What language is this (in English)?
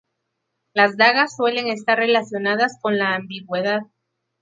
Spanish